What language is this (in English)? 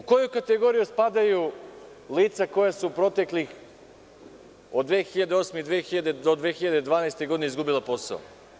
Serbian